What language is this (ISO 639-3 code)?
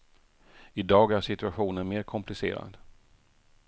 swe